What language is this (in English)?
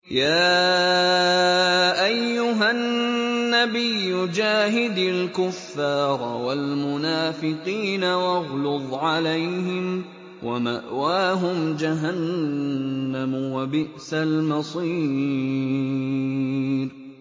Arabic